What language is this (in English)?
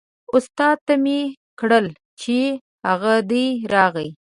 Pashto